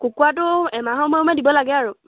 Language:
Assamese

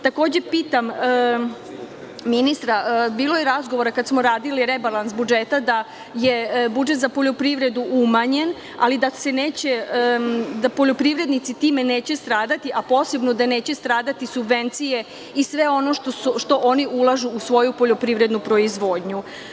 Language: Serbian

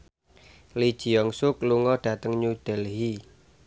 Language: Javanese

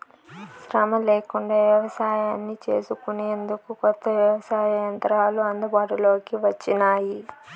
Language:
Telugu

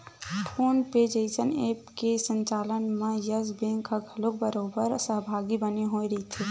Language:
Chhattisgarhi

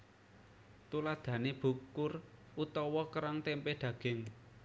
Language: Javanese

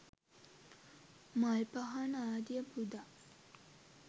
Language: Sinhala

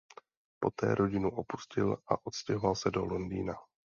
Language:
Czech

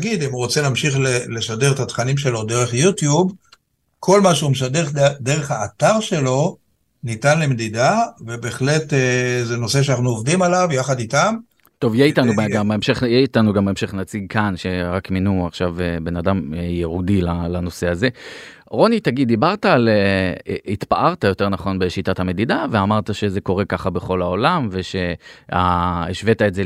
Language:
Hebrew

